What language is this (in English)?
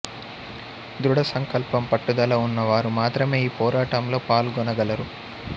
Telugu